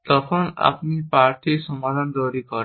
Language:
Bangla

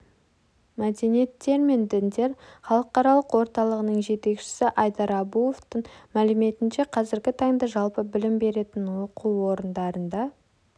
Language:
Kazakh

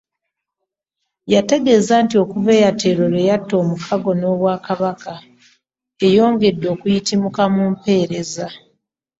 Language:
Ganda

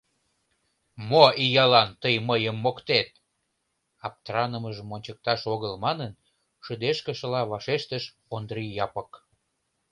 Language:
Mari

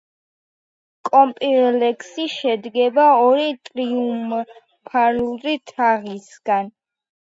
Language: Georgian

